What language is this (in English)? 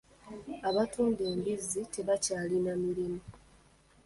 Ganda